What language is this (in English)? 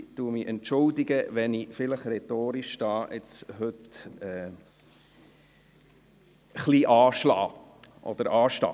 Swiss German